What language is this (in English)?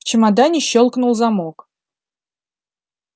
Russian